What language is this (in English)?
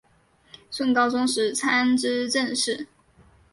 Chinese